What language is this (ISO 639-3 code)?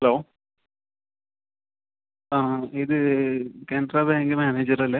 mal